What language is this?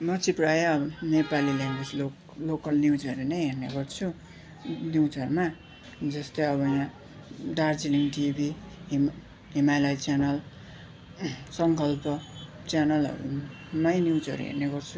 Nepali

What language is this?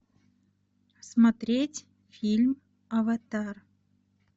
Russian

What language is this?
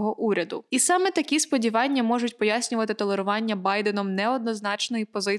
Ukrainian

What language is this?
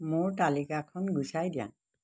Assamese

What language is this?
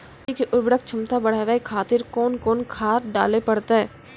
Maithili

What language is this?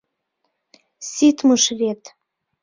Mari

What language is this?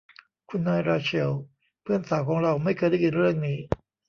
Thai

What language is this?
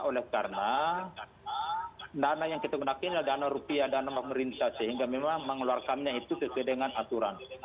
Indonesian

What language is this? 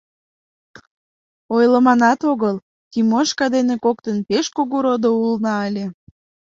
Mari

